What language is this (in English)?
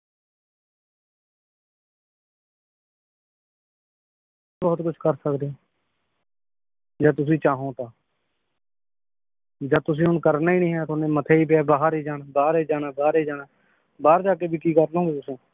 Punjabi